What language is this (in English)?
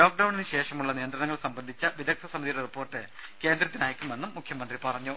Malayalam